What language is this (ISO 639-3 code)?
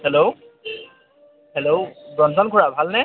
asm